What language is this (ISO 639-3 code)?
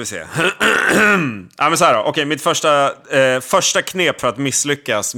swe